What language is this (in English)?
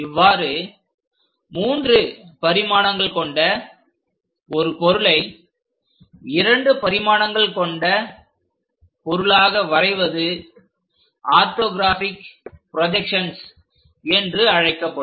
Tamil